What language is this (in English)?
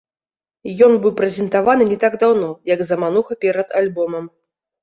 Belarusian